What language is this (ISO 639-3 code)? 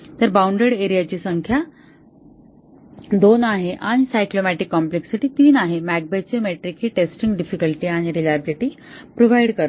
mar